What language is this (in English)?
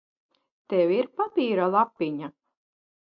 Latvian